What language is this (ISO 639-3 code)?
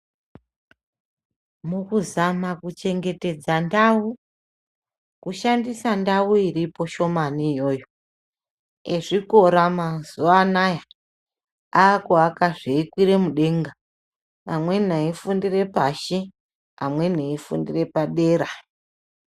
ndc